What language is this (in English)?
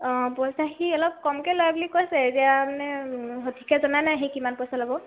Assamese